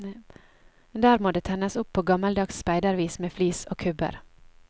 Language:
Norwegian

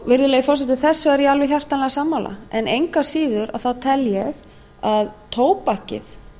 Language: Icelandic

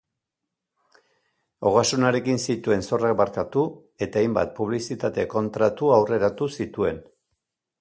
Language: Basque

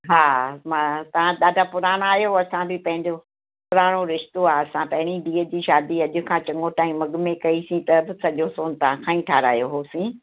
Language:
Sindhi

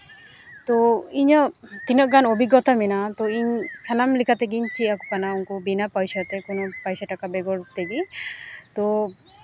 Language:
Santali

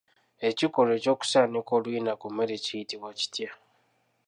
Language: Ganda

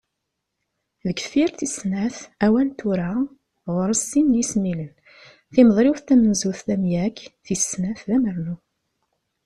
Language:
Kabyle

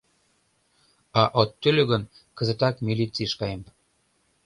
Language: Mari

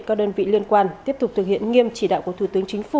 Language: Vietnamese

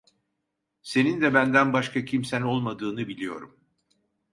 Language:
Turkish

